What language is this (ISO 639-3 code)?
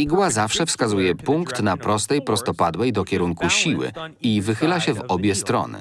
pol